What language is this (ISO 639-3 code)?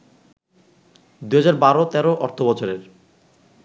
ben